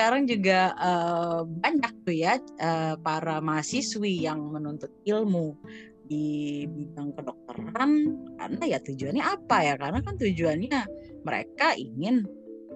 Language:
Indonesian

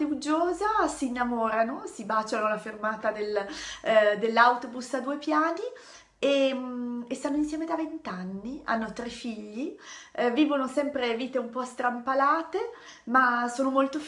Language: Italian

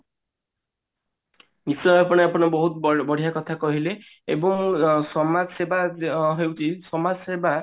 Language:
Odia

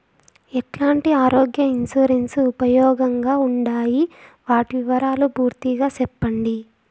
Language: Telugu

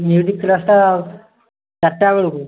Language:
Odia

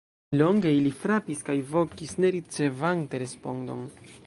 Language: Esperanto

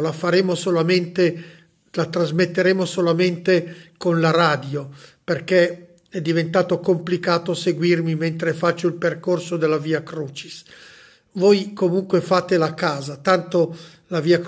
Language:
Italian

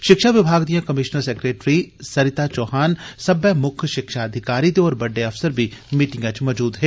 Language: Dogri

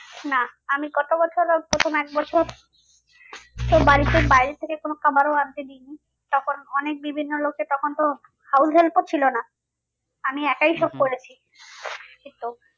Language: Bangla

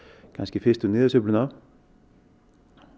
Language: Icelandic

